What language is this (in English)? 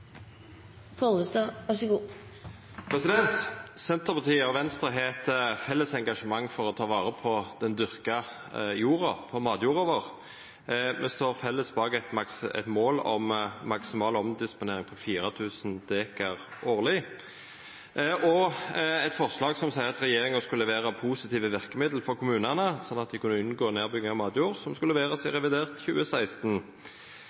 Norwegian Nynorsk